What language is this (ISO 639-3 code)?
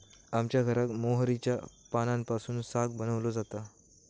mar